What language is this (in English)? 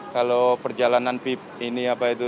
Indonesian